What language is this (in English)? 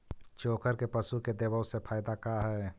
Magahi